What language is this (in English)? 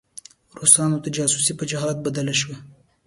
Pashto